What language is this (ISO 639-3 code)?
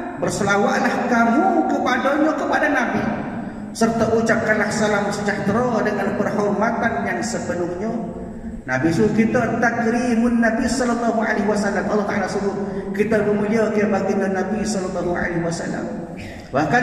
msa